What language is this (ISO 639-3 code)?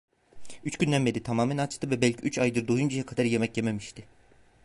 tur